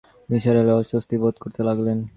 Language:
Bangla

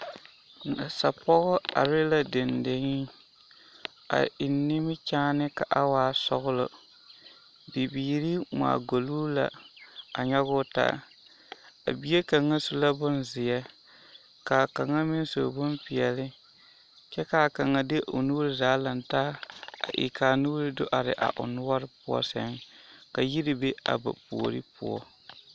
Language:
Southern Dagaare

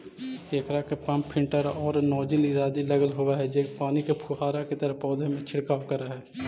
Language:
Magahi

